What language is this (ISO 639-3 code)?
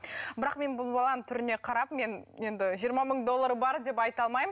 kaz